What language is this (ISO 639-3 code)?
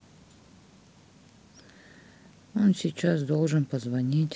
rus